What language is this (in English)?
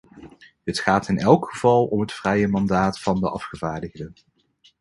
Dutch